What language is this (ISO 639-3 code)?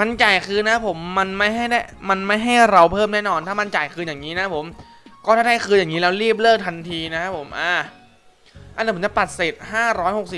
tha